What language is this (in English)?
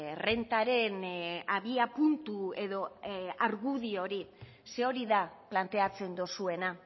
Basque